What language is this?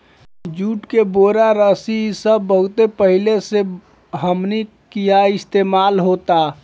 Bhojpuri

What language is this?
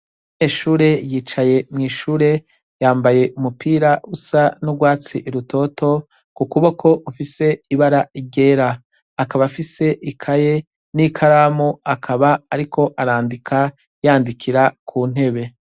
Rundi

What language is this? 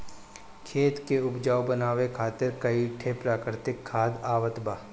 Bhojpuri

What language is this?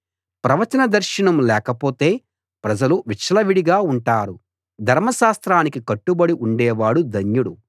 Telugu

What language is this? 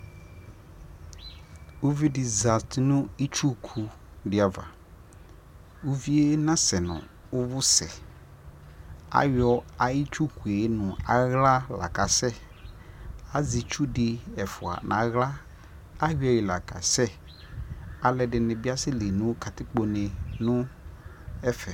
Ikposo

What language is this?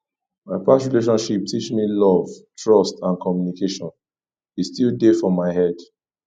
Nigerian Pidgin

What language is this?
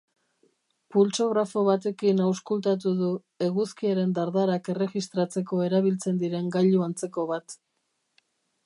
Basque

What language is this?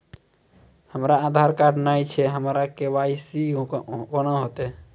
Maithili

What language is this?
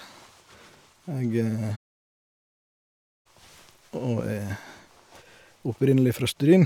Norwegian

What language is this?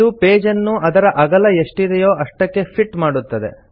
Kannada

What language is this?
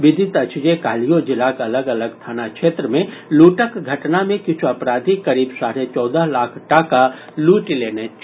Maithili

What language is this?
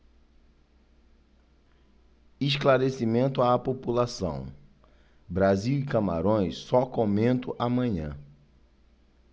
Portuguese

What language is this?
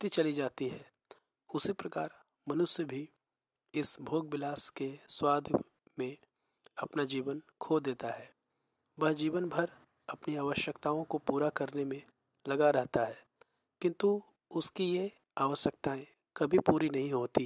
Hindi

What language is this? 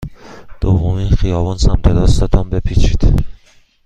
Persian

